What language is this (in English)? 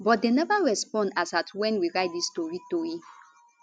Nigerian Pidgin